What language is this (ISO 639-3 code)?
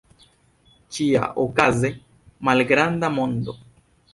epo